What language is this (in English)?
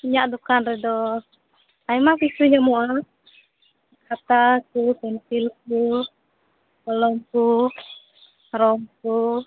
Santali